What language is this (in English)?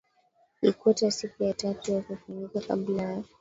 Swahili